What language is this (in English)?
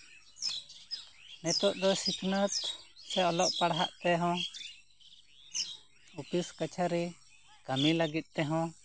Santali